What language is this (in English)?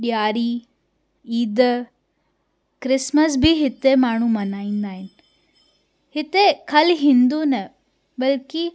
Sindhi